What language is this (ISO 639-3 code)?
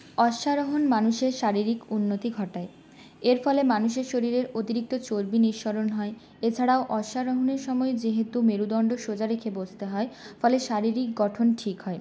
ben